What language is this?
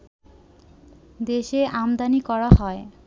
Bangla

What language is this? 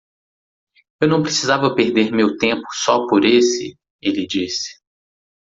Portuguese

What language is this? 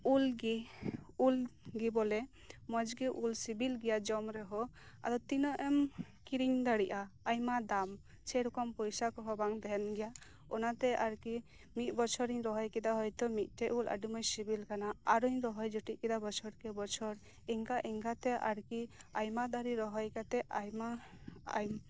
Santali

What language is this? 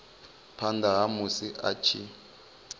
Venda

